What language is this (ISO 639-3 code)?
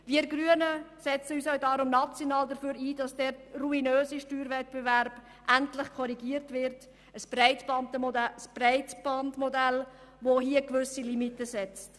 gsw